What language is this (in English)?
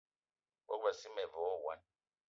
Eton (Cameroon)